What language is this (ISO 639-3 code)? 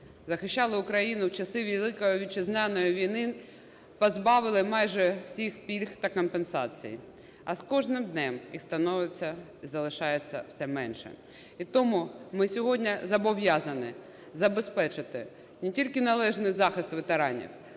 ukr